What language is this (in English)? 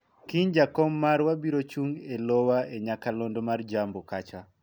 Luo (Kenya and Tanzania)